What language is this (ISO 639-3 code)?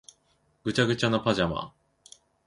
jpn